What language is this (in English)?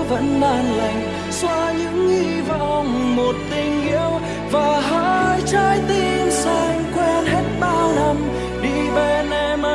Vietnamese